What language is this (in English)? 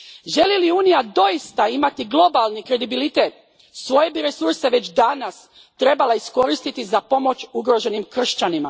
Croatian